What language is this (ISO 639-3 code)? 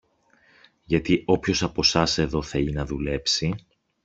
ell